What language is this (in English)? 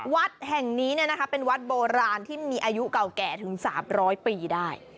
Thai